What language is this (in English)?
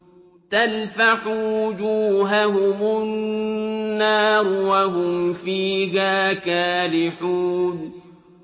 Arabic